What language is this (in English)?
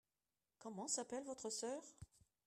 French